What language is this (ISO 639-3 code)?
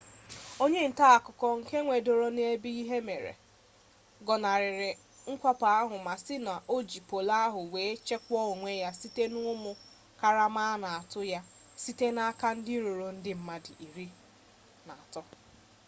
ibo